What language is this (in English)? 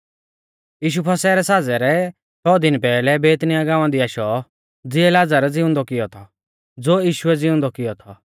Mahasu Pahari